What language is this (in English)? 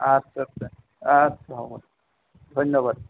Assamese